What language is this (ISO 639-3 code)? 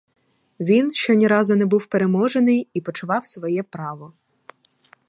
ukr